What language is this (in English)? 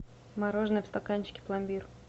Russian